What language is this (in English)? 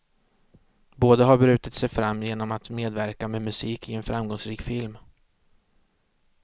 Swedish